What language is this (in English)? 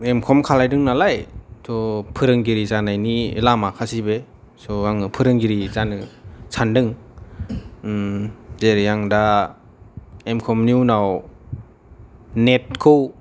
Bodo